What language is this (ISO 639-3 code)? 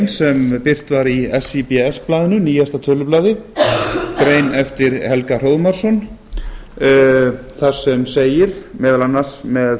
isl